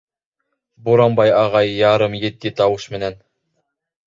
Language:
Bashkir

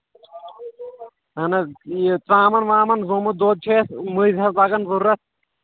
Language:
Kashmiri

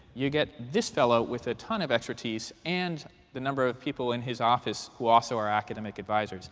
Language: English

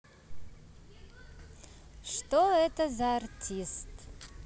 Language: Russian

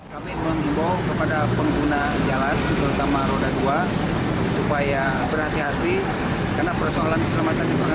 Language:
Indonesian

